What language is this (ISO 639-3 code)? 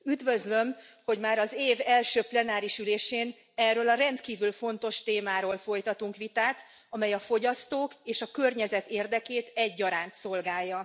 hun